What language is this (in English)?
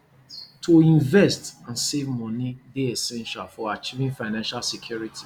Nigerian Pidgin